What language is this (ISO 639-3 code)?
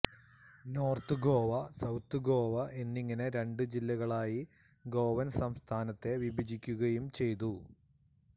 mal